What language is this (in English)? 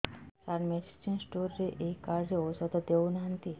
Odia